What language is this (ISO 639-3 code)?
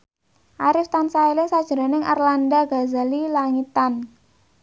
jav